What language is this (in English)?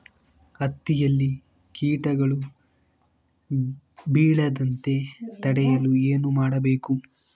Kannada